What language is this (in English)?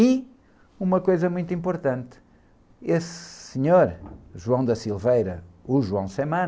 Portuguese